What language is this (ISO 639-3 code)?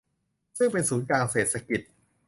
tha